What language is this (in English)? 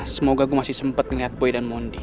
Indonesian